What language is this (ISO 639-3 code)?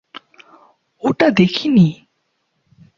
ben